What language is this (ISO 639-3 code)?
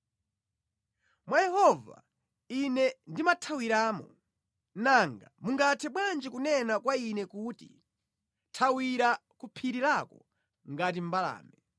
nya